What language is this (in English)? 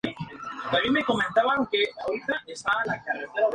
Spanish